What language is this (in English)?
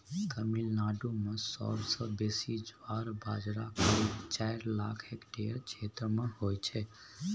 Maithili